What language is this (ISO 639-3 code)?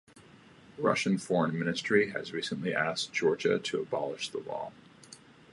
eng